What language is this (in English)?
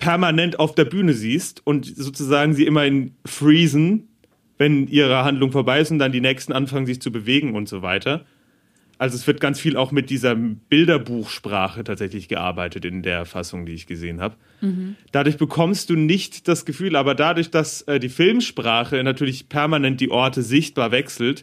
German